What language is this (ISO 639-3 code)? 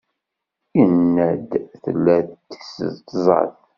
kab